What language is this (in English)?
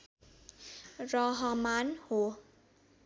Nepali